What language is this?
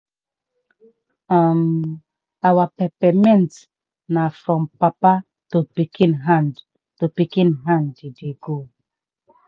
Nigerian Pidgin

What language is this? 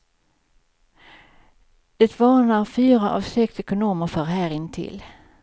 Swedish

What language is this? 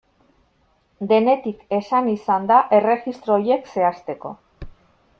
Basque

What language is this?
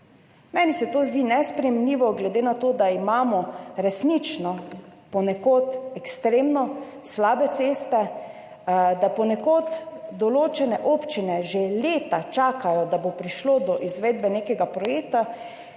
Slovenian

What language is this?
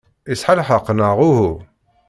Kabyle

